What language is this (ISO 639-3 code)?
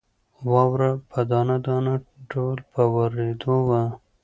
pus